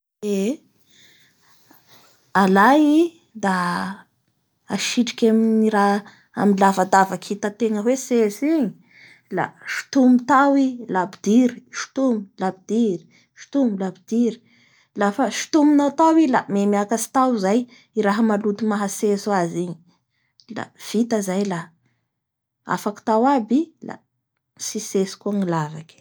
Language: Bara Malagasy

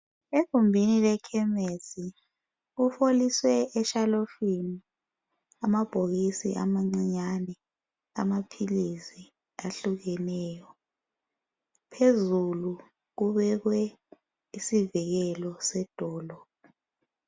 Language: North Ndebele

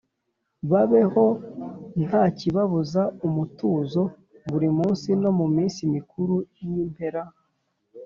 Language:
Kinyarwanda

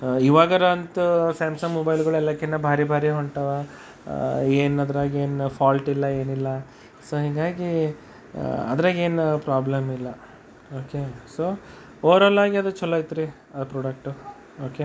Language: Kannada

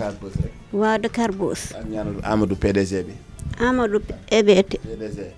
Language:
Arabic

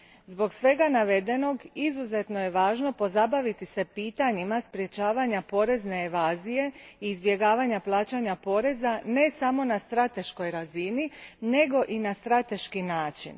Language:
Croatian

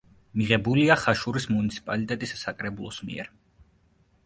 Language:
Georgian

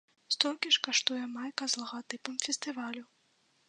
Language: Belarusian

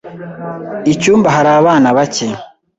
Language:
Kinyarwanda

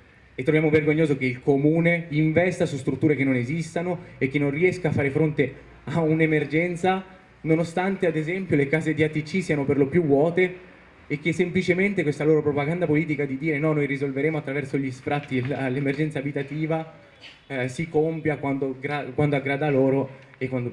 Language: Italian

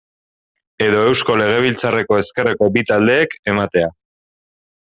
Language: Basque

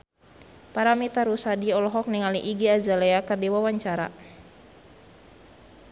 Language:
Sundanese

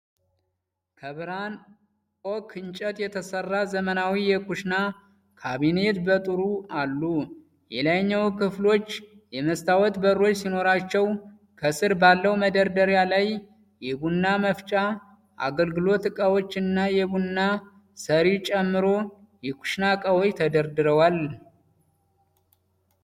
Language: Amharic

